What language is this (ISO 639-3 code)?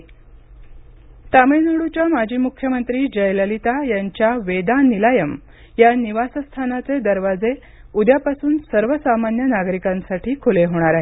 mar